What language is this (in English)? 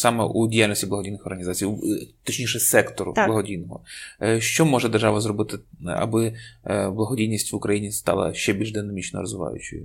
Ukrainian